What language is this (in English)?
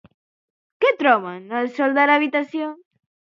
Catalan